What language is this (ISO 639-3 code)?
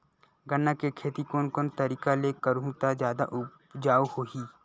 hne